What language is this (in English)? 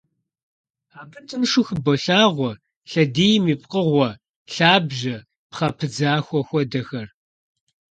Kabardian